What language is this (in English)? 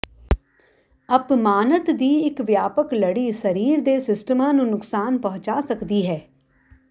Punjabi